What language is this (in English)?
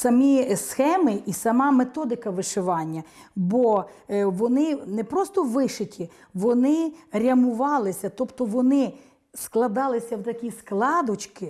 Ukrainian